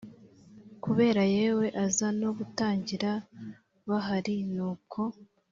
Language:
Kinyarwanda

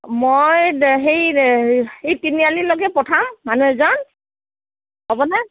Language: Assamese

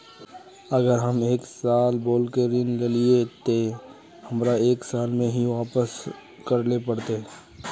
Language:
Magahi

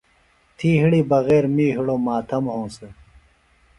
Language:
Phalura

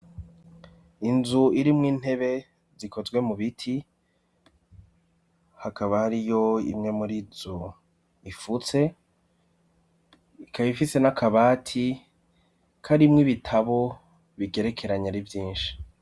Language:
Rundi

